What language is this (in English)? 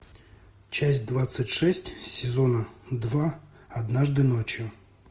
Russian